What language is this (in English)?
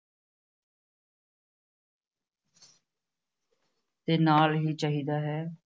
Punjabi